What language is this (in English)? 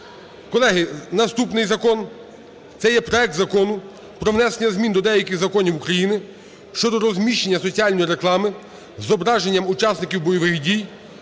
Ukrainian